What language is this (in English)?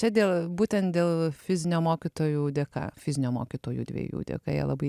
Lithuanian